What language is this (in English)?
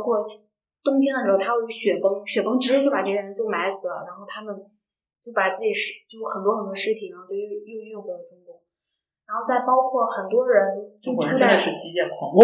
Chinese